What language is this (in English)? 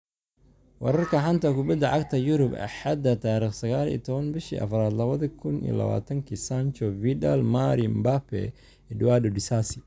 Somali